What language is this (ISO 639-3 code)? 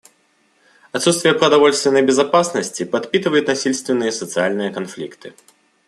rus